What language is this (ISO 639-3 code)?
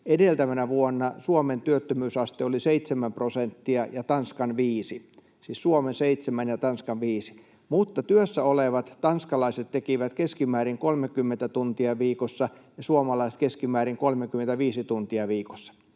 fin